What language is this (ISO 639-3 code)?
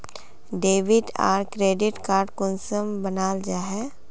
mag